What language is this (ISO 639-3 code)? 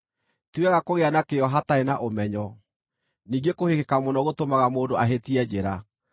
kik